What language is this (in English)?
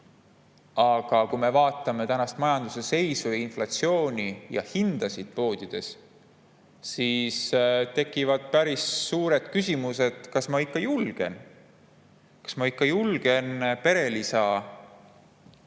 Estonian